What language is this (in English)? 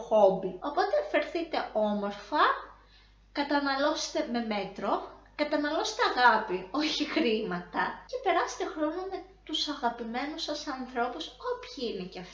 Greek